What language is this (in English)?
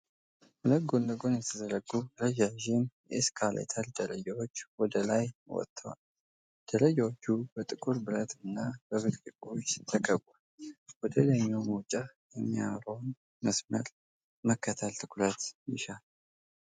Amharic